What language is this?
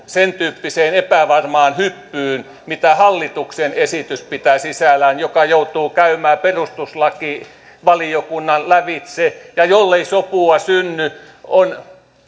Finnish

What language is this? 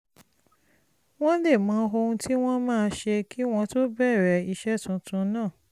Yoruba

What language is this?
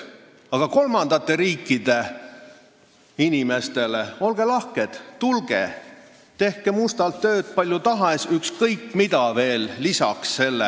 Estonian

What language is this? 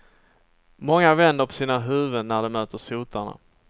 Swedish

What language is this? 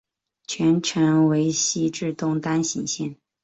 Chinese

